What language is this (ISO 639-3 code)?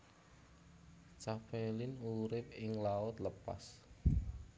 jav